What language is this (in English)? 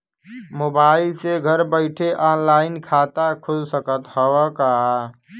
Bhojpuri